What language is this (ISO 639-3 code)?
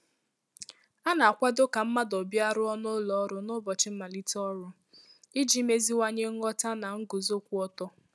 ibo